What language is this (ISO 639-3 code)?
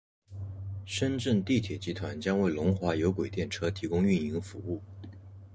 zho